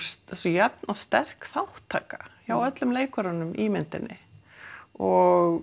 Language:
Icelandic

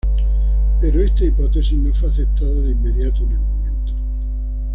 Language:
Spanish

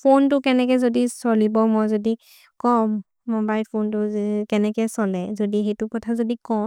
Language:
Maria (India)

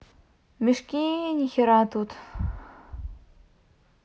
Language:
Russian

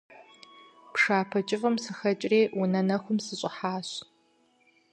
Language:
Kabardian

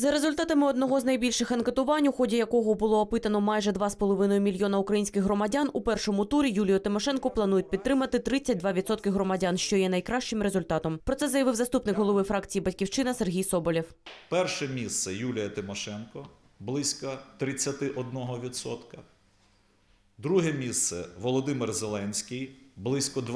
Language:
Ukrainian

